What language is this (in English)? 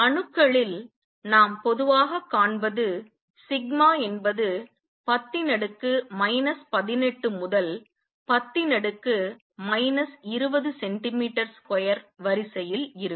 Tamil